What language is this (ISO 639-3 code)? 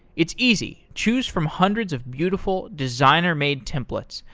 eng